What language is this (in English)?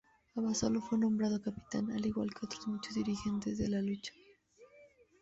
Spanish